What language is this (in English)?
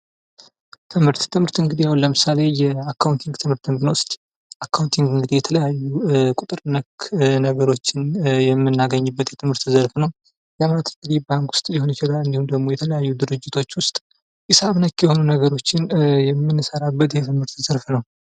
Amharic